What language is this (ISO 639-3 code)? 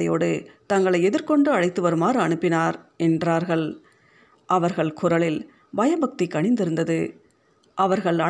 tam